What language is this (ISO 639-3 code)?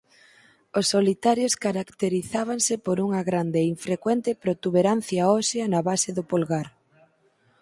glg